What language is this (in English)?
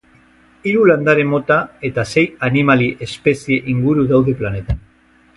Basque